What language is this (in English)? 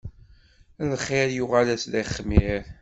Kabyle